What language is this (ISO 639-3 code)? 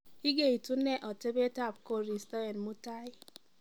kln